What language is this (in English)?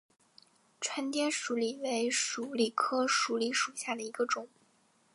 Chinese